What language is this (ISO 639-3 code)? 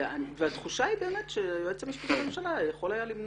heb